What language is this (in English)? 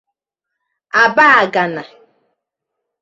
Igbo